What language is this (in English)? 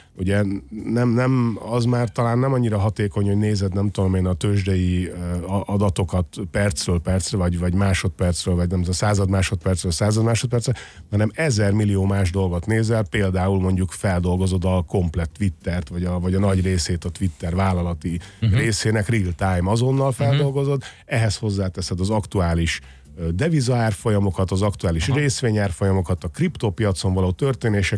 Hungarian